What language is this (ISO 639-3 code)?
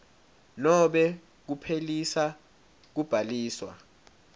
ssw